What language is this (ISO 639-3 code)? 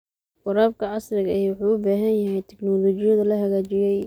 som